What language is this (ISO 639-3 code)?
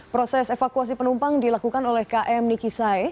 ind